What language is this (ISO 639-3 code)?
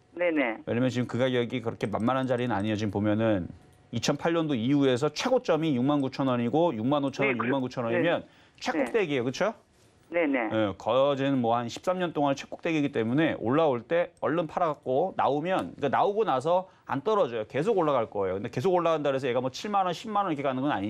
kor